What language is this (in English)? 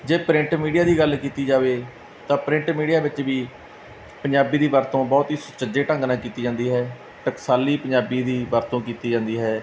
Punjabi